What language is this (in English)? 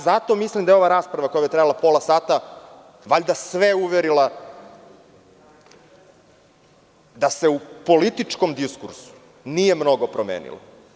Serbian